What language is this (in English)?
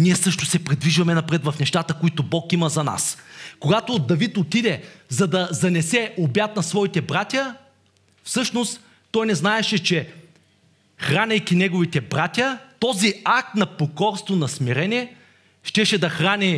Bulgarian